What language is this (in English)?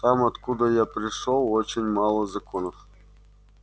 Russian